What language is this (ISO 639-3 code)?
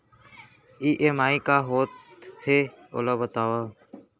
hne